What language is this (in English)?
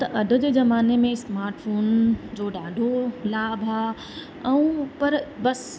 Sindhi